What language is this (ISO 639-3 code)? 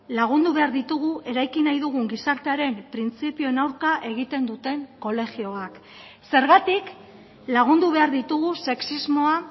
eus